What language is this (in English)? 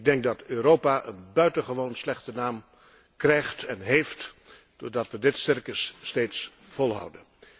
Dutch